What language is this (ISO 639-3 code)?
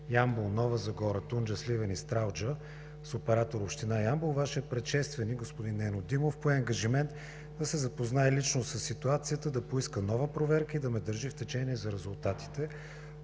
bul